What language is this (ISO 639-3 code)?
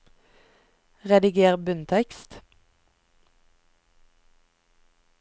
nor